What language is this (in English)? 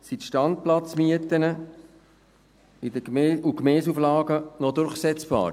Swiss German